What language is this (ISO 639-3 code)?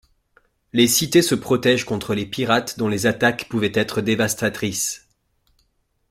fra